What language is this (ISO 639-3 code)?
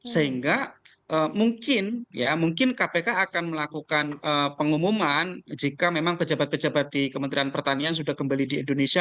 ind